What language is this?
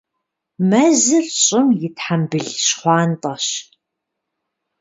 Kabardian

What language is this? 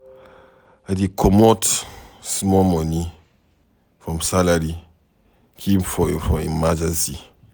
Nigerian Pidgin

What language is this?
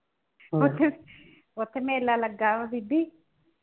Punjabi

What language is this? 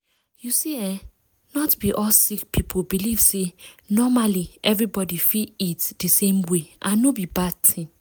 Nigerian Pidgin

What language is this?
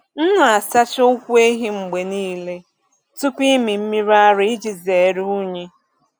Igbo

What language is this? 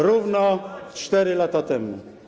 Polish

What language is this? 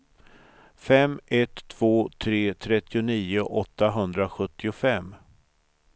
Swedish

